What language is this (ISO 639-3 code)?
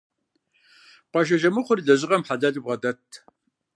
kbd